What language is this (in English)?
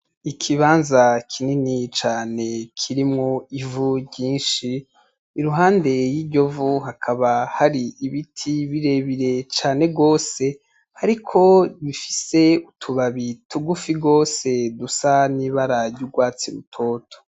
Rundi